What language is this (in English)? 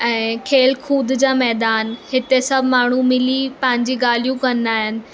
Sindhi